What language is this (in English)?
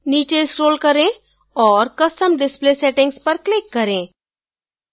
Hindi